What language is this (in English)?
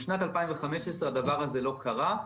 Hebrew